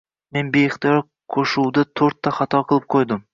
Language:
Uzbek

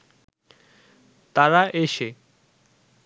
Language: Bangla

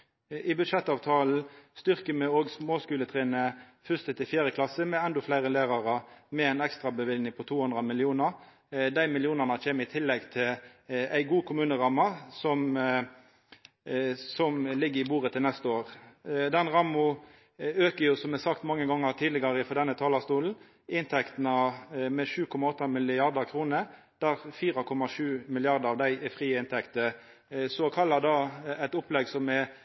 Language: Norwegian Nynorsk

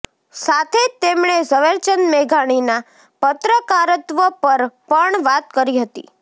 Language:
Gujarati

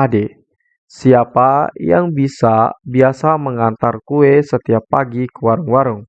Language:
Indonesian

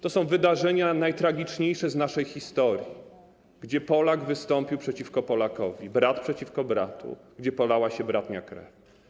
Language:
Polish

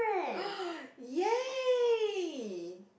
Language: English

